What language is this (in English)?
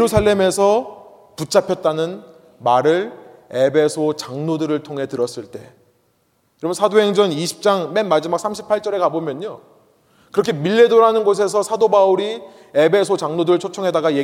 Korean